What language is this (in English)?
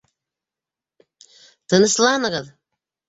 Bashkir